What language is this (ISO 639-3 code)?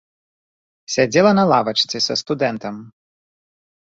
bel